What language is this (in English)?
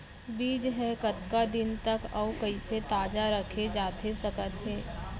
Chhattisgarhi